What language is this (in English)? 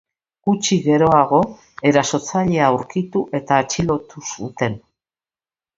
Basque